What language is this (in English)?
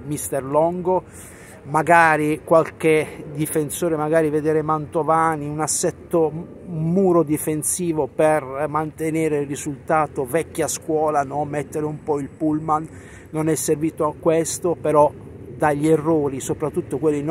Italian